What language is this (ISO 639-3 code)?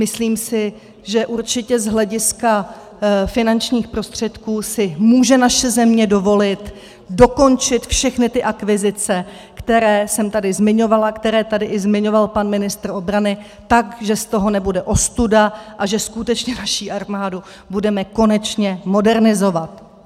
ces